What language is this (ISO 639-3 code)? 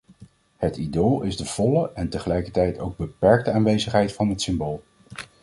nld